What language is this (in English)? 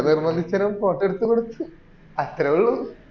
Malayalam